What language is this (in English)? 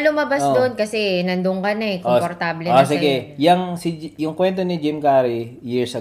Filipino